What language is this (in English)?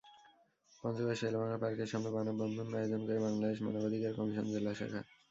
Bangla